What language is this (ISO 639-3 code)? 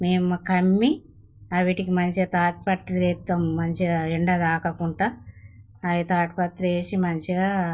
tel